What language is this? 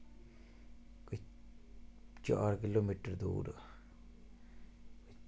Dogri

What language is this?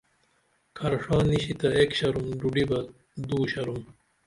Dameli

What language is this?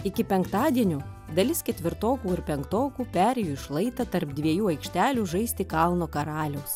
Lithuanian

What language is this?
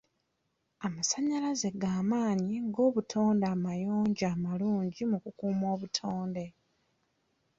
Ganda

